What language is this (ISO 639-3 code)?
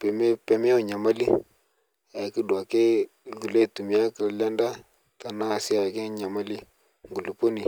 mas